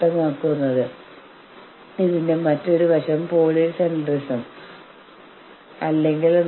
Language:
Malayalam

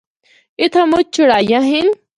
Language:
Northern Hindko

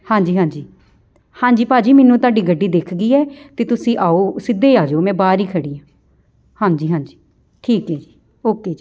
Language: Punjabi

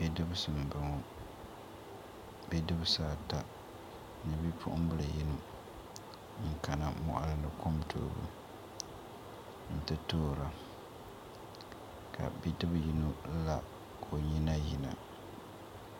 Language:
Dagbani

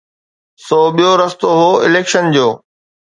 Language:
Sindhi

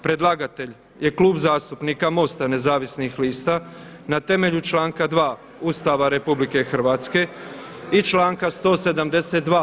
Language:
Croatian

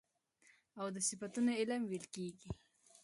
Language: Pashto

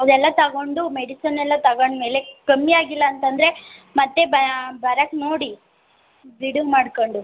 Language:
Kannada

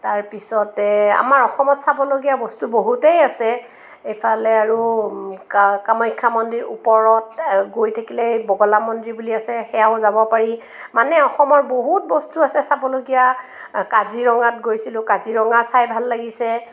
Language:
Assamese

